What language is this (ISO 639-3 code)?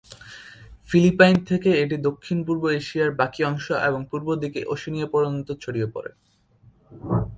ben